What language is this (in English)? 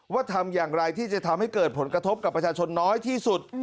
Thai